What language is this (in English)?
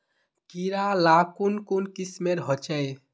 Magahi